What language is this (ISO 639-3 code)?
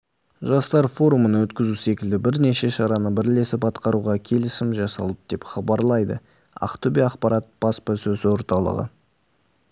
kaz